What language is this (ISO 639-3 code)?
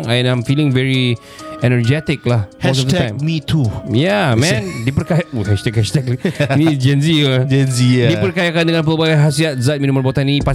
msa